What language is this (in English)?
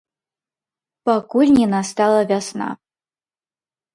Belarusian